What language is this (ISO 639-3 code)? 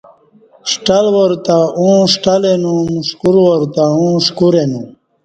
bsh